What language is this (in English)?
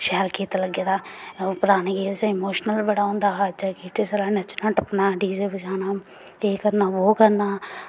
Dogri